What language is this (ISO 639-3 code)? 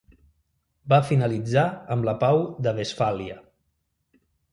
cat